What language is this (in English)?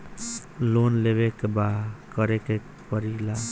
Bhojpuri